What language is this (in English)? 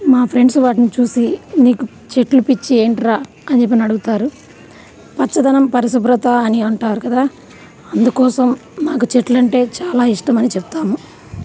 Telugu